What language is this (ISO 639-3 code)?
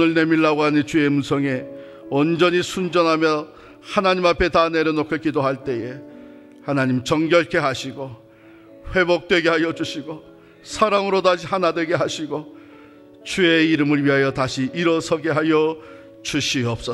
kor